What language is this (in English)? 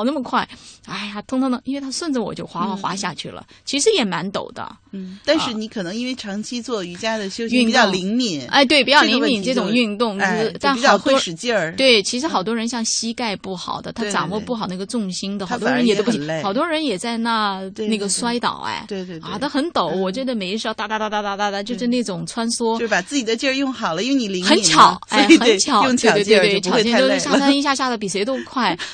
Chinese